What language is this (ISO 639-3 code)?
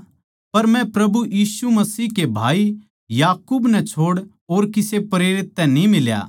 bgc